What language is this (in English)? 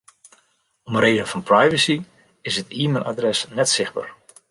Western Frisian